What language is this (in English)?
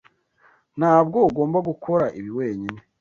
Kinyarwanda